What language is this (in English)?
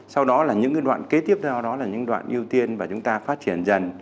Vietnamese